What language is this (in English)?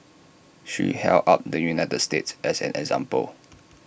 English